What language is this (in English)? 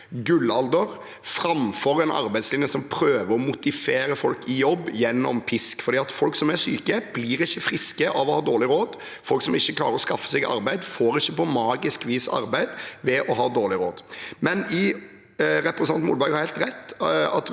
Norwegian